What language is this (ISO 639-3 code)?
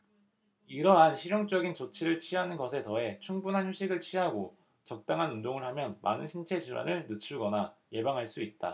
kor